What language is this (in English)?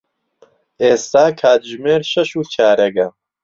Central Kurdish